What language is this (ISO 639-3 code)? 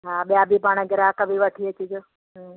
snd